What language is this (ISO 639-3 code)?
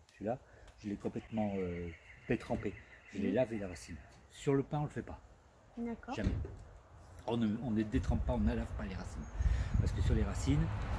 fra